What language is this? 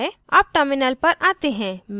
Hindi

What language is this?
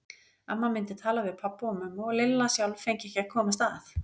Icelandic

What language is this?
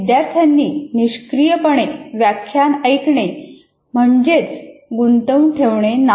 Marathi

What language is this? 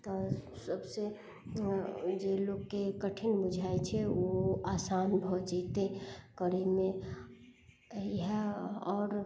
Maithili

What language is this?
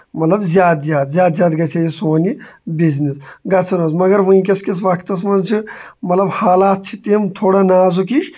Kashmiri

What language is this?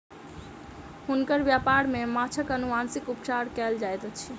Maithili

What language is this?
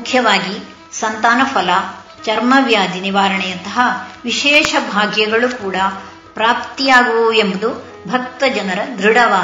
Kannada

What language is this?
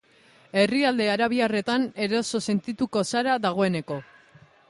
Basque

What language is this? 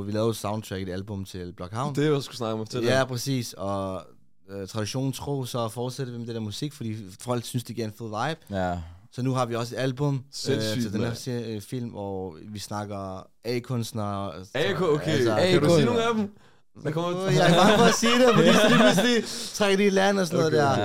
Danish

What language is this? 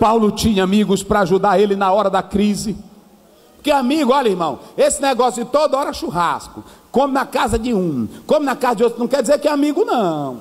Portuguese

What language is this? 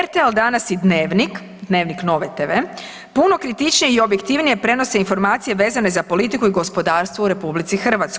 Croatian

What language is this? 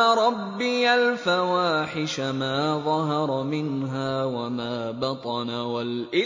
Arabic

